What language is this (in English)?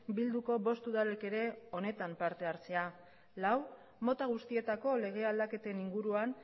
Basque